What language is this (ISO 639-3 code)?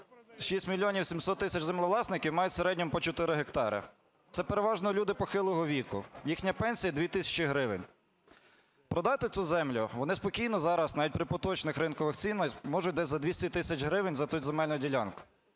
ukr